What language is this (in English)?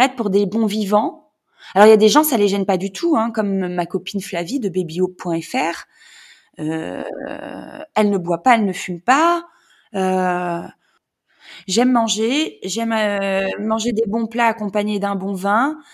French